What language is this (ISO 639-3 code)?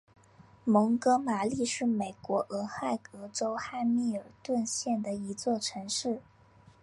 zho